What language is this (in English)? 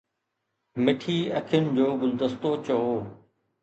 Sindhi